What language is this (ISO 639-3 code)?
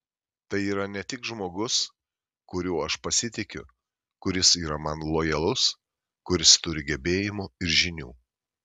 lit